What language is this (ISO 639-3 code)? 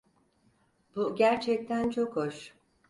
tur